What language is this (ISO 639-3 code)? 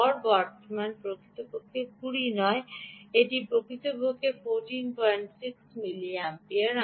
ben